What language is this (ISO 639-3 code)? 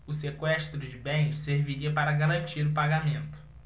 por